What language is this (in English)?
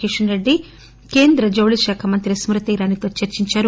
Telugu